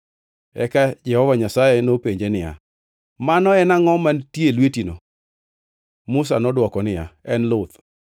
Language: Luo (Kenya and Tanzania)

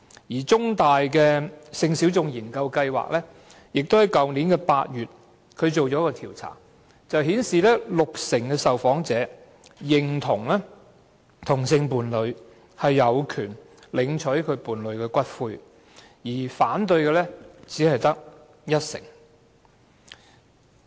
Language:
Cantonese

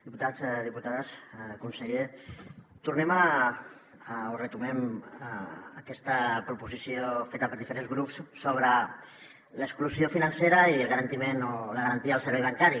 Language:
Catalan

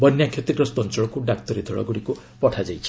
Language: Odia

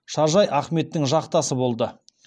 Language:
Kazakh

